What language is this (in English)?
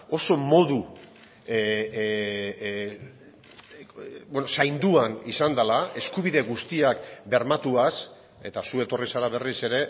Basque